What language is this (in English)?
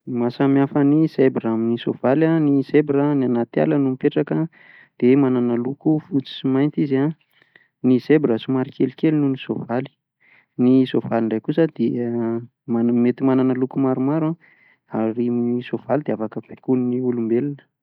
Malagasy